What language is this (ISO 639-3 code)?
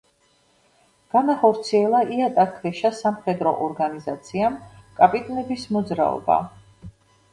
kat